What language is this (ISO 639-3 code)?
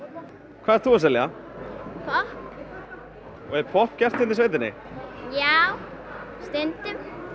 isl